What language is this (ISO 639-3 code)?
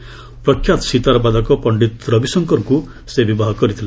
ori